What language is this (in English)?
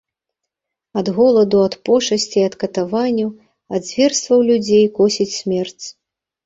Belarusian